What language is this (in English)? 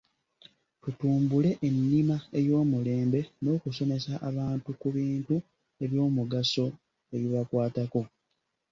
Ganda